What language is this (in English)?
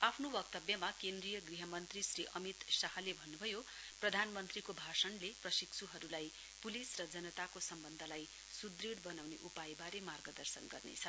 Nepali